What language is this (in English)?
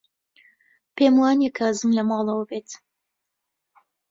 Central Kurdish